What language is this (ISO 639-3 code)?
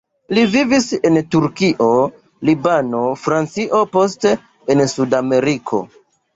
epo